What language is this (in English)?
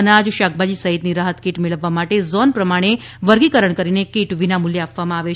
Gujarati